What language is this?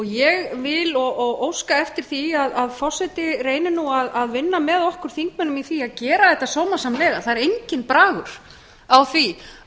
Icelandic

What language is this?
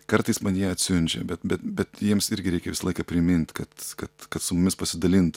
Lithuanian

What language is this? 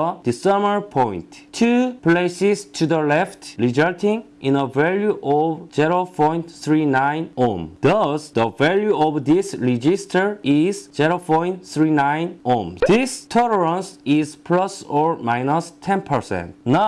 English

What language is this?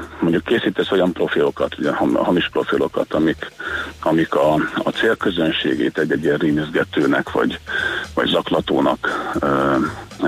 Hungarian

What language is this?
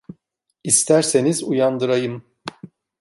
Turkish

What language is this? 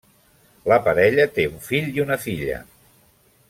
Catalan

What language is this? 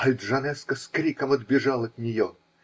Russian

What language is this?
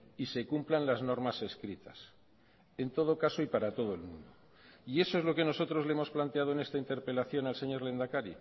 Spanish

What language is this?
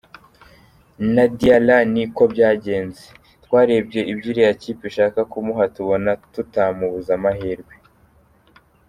Kinyarwanda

